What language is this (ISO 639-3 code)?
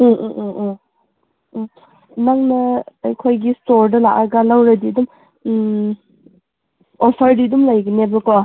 mni